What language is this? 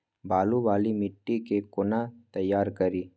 Maithili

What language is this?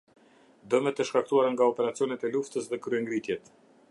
Albanian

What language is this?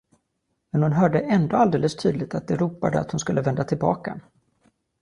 Swedish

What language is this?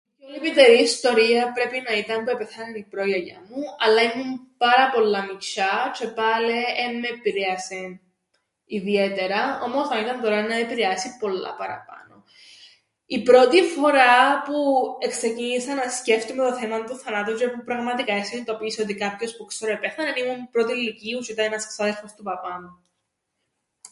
Greek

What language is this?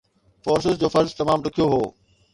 Sindhi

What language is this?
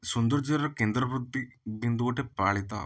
Odia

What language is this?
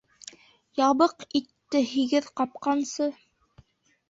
Bashkir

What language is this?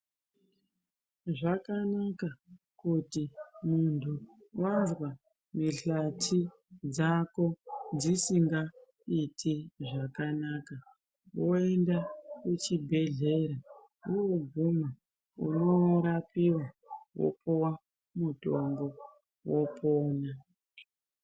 Ndau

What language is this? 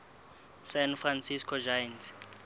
Southern Sotho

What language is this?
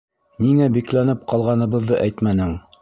Bashkir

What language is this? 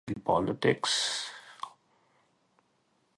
English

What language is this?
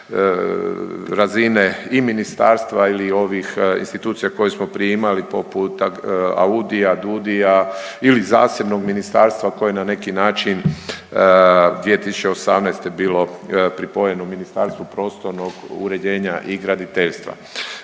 Croatian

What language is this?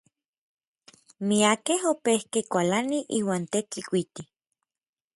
Orizaba Nahuatl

